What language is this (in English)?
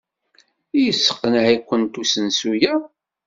Kabyle